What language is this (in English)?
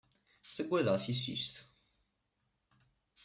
Kabyle